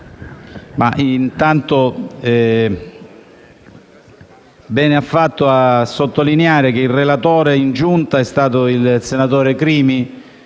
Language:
Italian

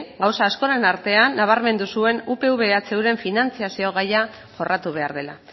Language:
Basque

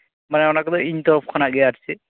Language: Santali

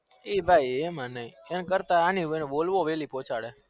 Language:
Gujarati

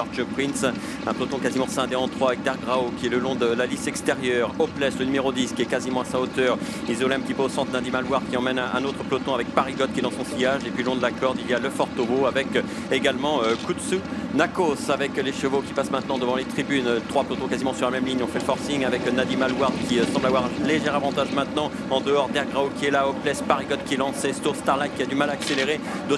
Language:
French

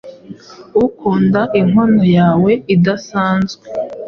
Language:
Kinyarwanda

